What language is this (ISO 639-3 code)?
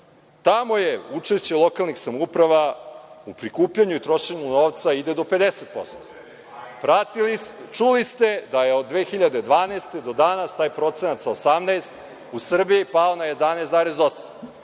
srp